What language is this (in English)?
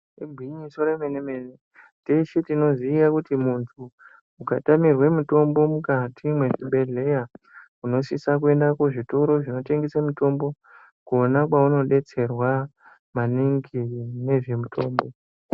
Ndau